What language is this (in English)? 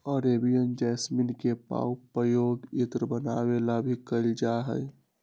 Magahi